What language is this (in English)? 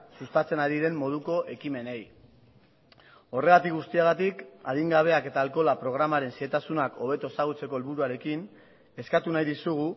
Basque